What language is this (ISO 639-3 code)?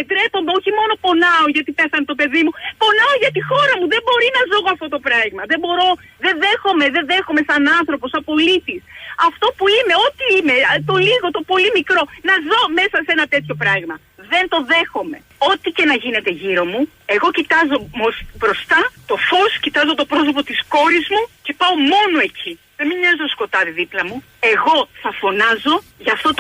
ell